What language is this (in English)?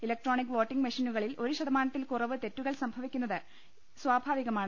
Malayalam